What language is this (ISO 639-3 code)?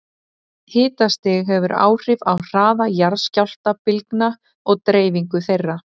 isl